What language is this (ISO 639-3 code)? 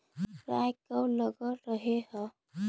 mag